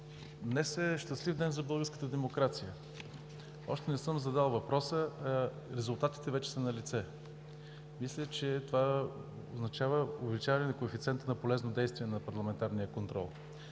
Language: Bulgarian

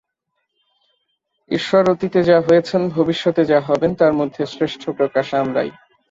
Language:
Bangla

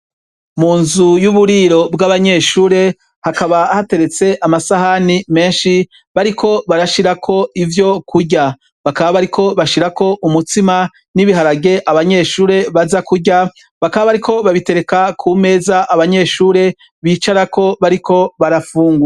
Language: Rundi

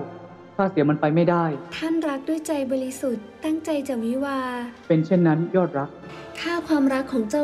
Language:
Thai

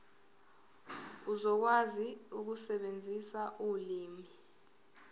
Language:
Zulu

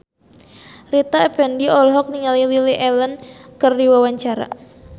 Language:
Sundanese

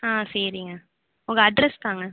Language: Tamil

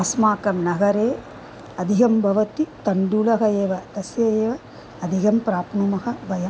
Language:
Sanskrit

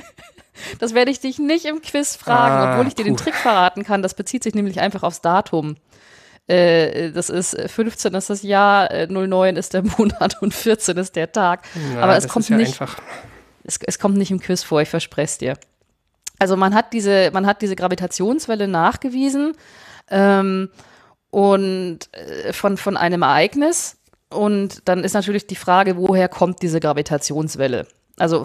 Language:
German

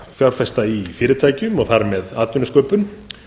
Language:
Icelandic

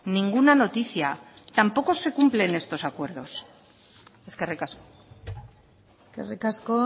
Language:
Spanish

